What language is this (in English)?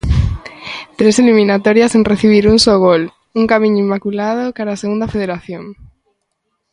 Galician